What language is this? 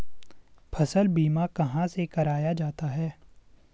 Hindi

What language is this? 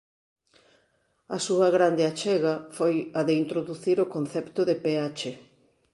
Galician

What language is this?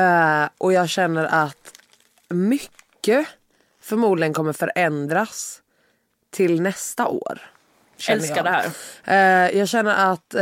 Swedish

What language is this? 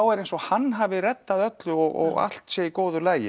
Icelandic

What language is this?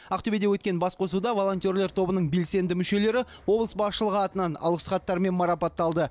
Kazakh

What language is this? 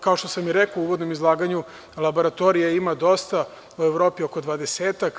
Serbian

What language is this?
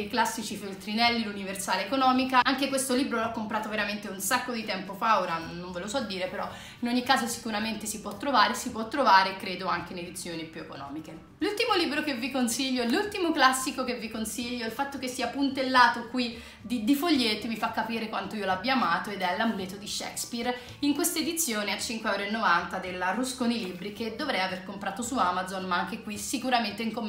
Italian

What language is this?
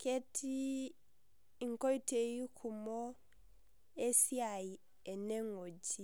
Masai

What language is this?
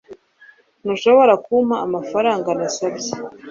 Kinyarwanda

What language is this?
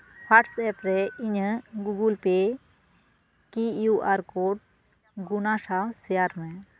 Santali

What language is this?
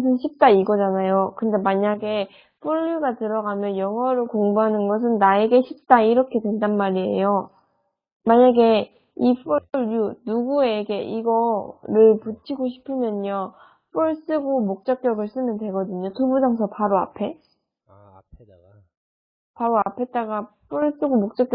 Korean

